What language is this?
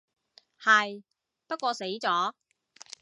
Cantonese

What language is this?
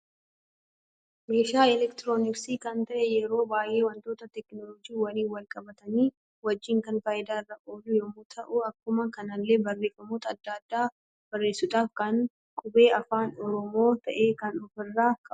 Oromo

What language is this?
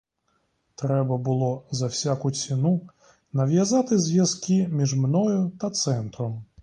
Ukrainian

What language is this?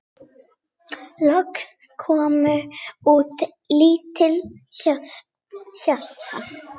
Icelandic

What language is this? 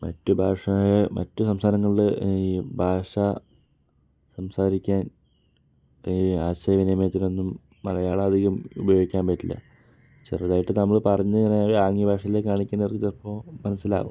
Malayalam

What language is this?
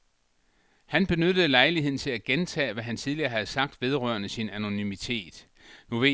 Danish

